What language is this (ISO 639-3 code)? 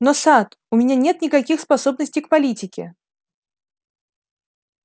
rus